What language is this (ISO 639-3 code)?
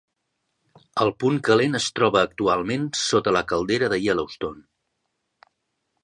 cat